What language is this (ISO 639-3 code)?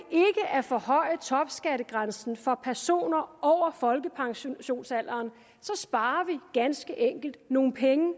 dan